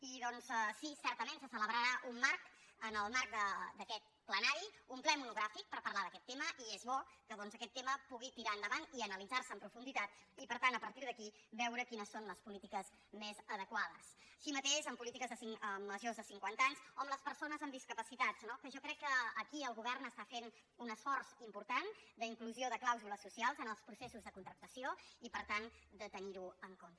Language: Catalan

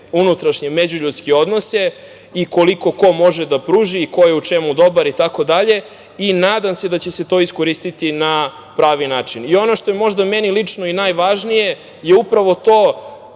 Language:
Serbian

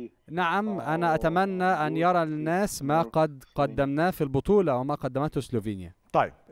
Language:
Arabic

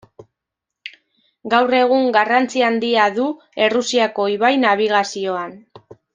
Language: Basque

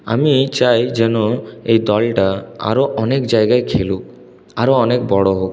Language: Bangla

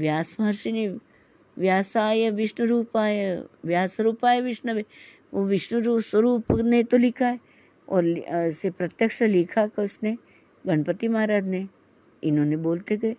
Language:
Hindi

